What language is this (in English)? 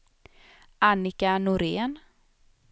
Swedish